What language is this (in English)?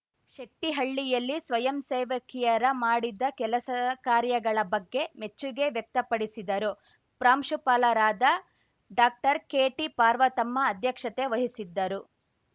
Kannada